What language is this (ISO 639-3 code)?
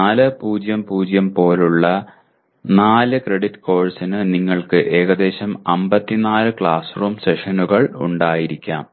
mal